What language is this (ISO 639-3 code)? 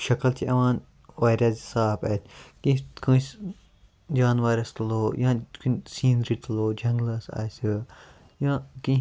kas